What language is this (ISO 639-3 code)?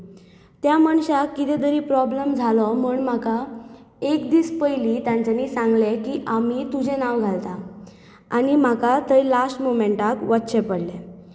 kok